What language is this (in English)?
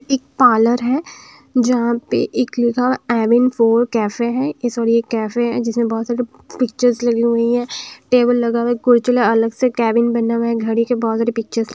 Hindi